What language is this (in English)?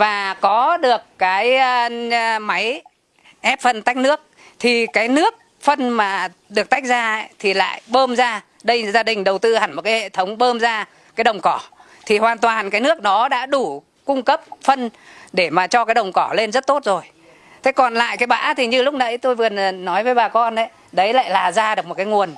Vietnamese